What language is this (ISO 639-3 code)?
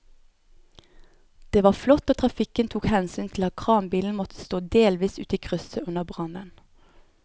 nor